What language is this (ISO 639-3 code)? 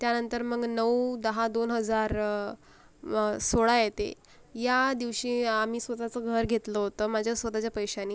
mar